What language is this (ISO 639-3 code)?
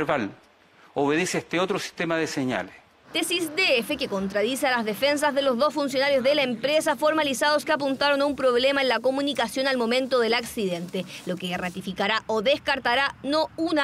spa